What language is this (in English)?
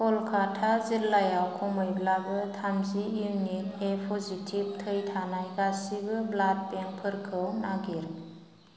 Bodo